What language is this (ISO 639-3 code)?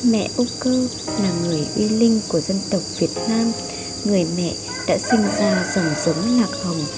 vie